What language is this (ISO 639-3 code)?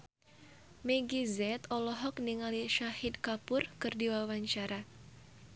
sun